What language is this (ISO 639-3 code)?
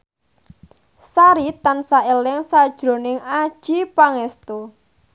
jav